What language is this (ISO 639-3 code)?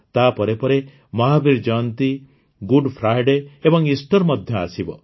ori